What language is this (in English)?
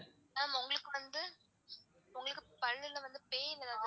Tamil